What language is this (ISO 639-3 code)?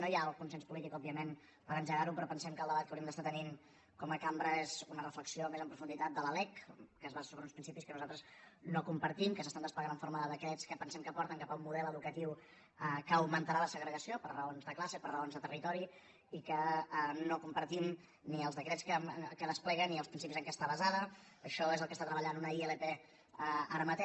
cat